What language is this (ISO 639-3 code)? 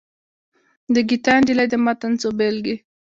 pus